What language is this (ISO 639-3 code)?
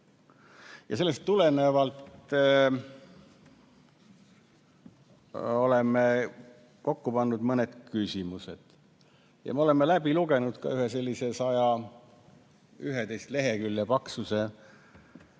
est